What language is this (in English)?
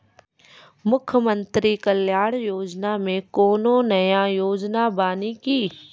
Maithili